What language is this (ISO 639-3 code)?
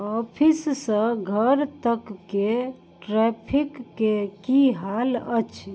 mai